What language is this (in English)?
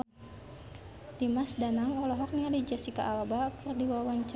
Sundanese